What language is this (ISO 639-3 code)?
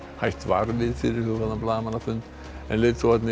isl